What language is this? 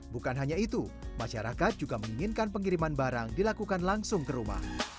Indonesian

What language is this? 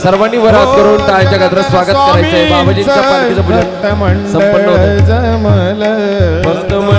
Marathi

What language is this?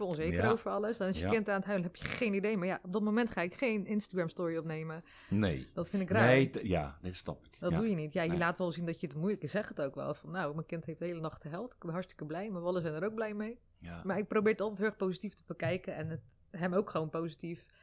Dutch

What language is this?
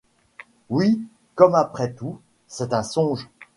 French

